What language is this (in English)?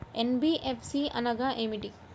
Telugu